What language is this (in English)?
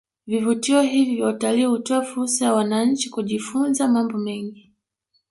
Swahili